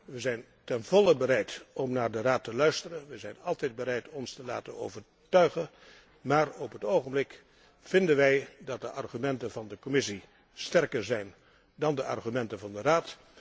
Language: Dutch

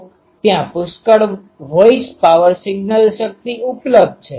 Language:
Gujarati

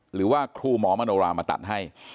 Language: Thai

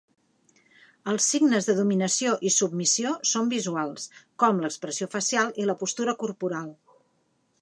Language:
Catalan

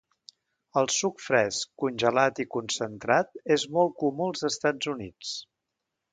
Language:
Catalan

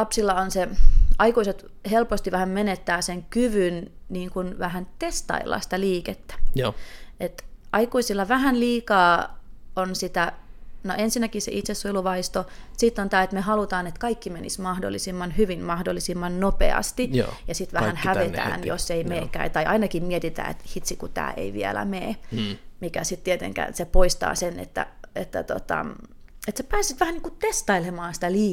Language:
Finnish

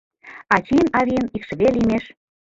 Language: Mari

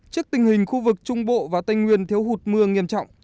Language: Vietnamese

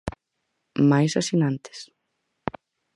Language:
Galician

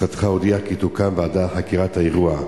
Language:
Hebrew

